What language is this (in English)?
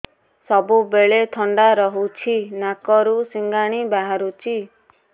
Odia